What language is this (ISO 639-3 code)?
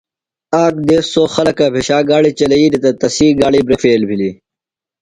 phl